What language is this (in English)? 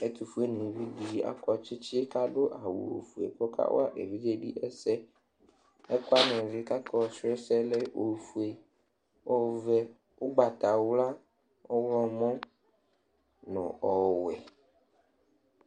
Ikposo